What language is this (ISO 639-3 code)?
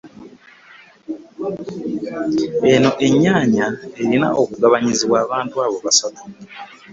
lug